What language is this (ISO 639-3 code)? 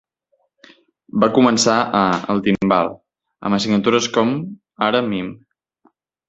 cat